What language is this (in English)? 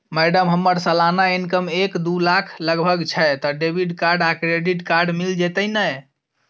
Maithili